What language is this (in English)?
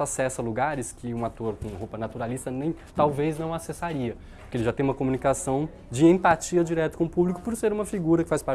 Portuguese